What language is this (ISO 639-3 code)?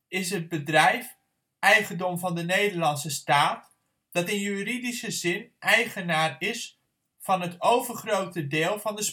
nld